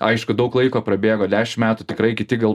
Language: Lithuanian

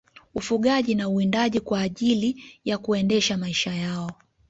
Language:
Swahili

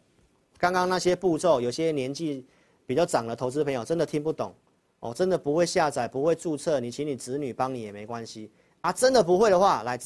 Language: Chinese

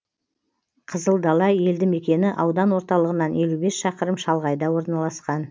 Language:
Kazakh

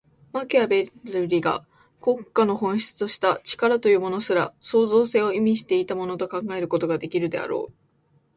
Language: Japanese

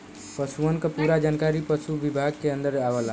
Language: Bhojpuri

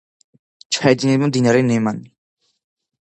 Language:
Georgian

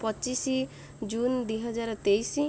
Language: Odia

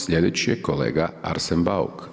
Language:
Croatian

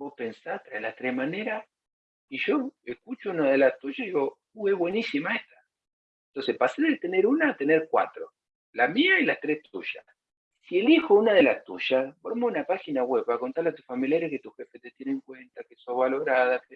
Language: Spanish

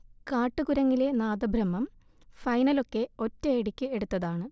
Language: Malayalam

